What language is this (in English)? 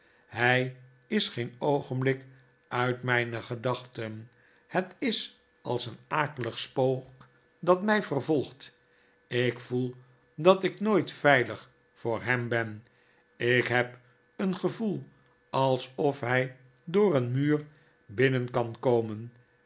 Dutch